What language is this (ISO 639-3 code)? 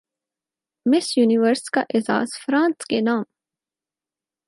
urd